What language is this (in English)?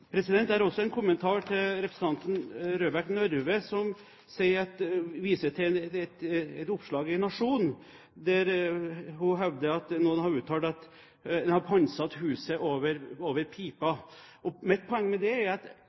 Norwegian Bokmål